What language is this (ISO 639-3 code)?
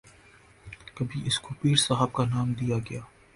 urd